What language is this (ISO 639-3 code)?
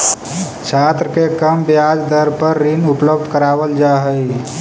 mag